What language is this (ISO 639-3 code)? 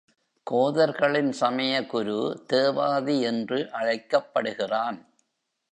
tam